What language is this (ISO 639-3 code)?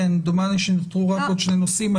heb